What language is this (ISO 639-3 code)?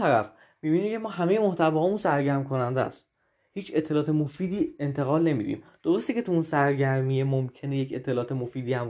fas